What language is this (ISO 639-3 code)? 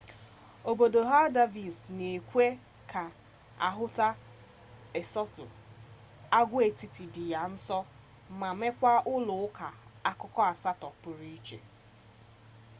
ibo